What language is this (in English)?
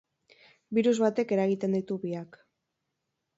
Basque